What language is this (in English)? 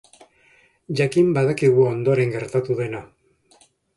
Basque